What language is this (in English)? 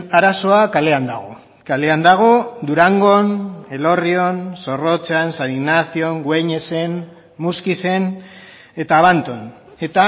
Basque